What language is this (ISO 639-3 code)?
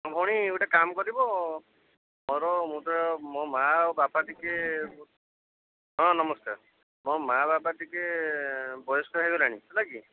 ori